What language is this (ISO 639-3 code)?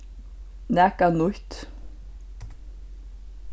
fao